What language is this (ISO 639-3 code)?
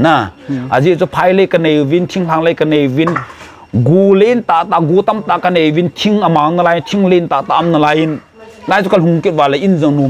tha